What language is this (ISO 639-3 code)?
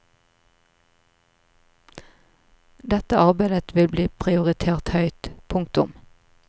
nor